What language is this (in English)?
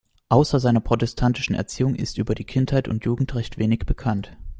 German